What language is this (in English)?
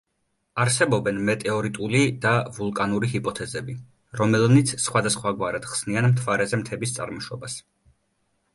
Georgian